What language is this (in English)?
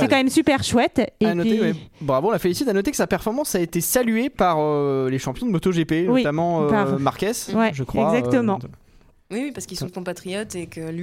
French